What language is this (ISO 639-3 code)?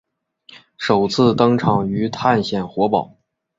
zho